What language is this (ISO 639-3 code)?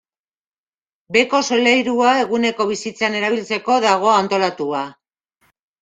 eus